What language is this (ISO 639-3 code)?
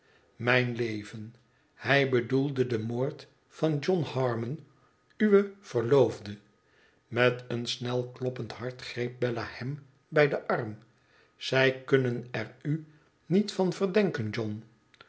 nld